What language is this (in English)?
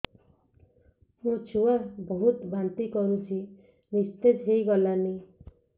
Odia